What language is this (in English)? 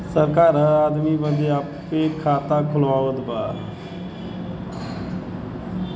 Bhojpuri